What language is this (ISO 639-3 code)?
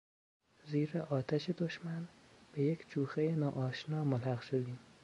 fas